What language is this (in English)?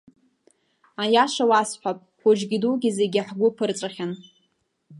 Abkhazian